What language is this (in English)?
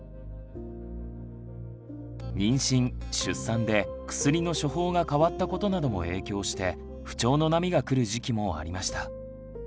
Japanese